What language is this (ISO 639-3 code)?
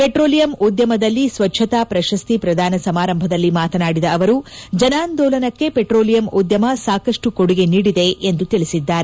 kan